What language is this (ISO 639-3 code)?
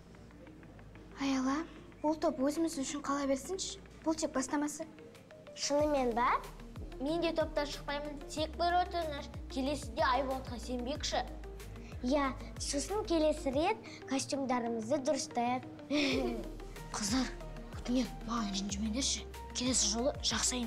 tur